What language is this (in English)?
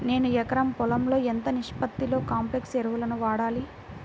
Telugu